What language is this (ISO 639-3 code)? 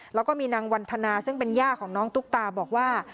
tha